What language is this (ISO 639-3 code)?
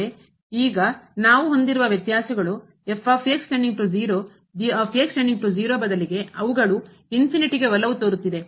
kan